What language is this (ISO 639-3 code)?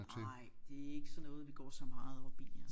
dan